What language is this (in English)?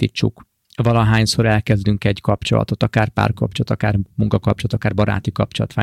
Hungarian